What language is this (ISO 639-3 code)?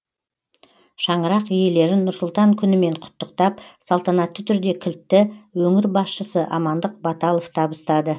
kaz